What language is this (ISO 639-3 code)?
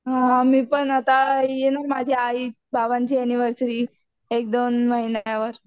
mar